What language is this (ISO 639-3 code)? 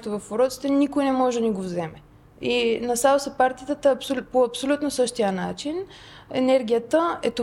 bul